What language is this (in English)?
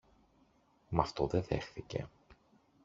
Greek